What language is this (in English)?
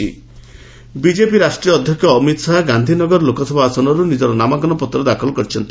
Odia